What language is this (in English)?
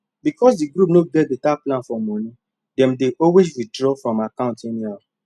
Nigerian Pidgin